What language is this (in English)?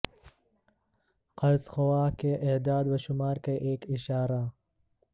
Urdu